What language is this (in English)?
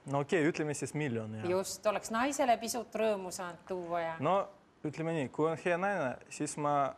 Finnish